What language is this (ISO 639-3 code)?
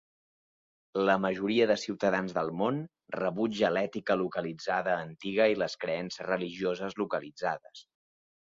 cat